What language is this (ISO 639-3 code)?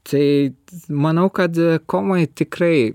lit